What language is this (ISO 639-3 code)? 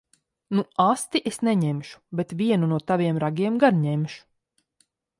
lav